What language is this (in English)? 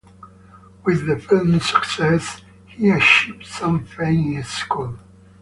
English